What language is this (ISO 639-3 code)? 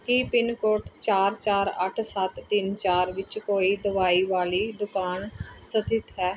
pan